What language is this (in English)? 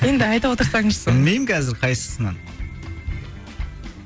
Kazakh